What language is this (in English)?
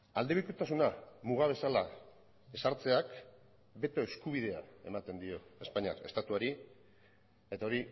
Basque